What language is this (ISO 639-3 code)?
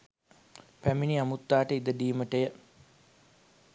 sin